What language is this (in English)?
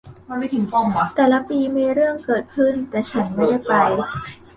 Thai